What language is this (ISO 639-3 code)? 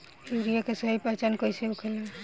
bho